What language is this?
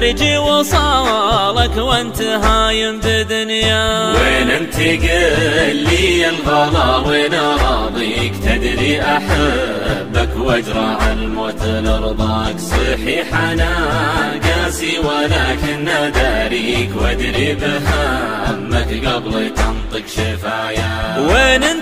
Arabic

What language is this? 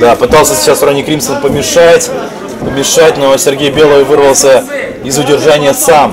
Russian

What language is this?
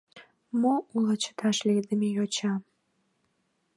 Mari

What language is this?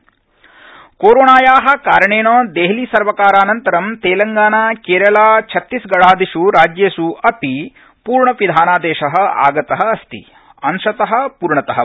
Sanskrit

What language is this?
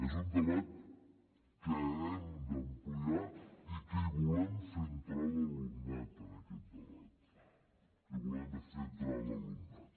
Catalan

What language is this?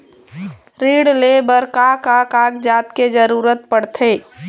Chhattisgarhi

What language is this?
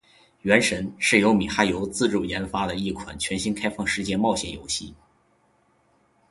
Chinese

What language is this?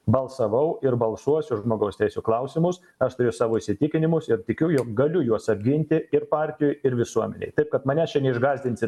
Lithuanian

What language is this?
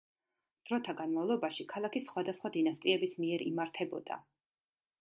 Georgian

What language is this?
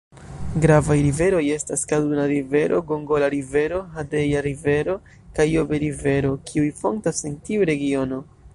Esperanto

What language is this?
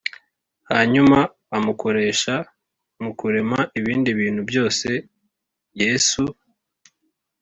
Kinyarwanda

